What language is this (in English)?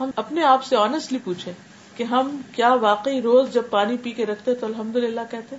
Urdu